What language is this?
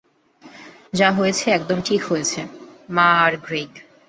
Bangla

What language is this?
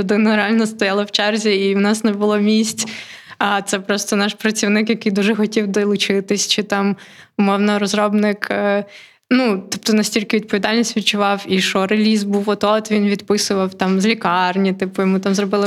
Ukrainian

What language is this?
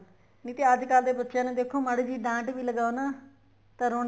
Punjabi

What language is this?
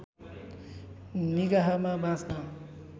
Nepali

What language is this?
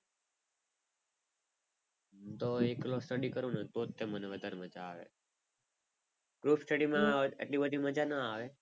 Gujarati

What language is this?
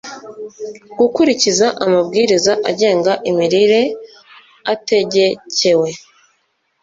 Kinyarwanda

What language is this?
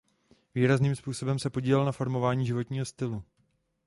Czech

